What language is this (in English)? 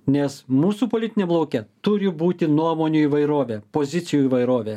Lithuanian